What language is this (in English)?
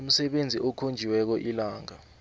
South Ndebele